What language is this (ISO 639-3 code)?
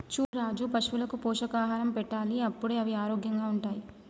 tel